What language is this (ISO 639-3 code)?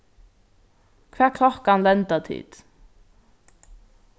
fao